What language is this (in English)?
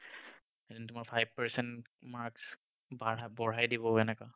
Assamese